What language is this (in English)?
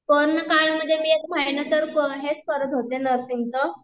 Marathi